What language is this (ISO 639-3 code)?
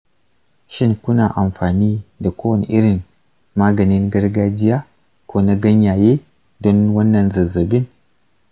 hau